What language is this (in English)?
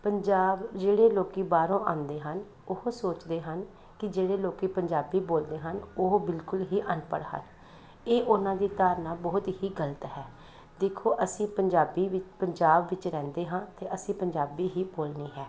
Punjabi